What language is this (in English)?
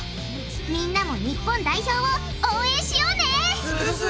Japanese